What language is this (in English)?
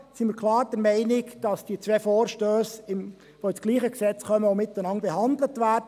Swiss German